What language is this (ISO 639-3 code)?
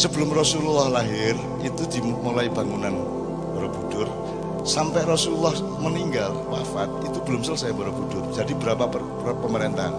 ind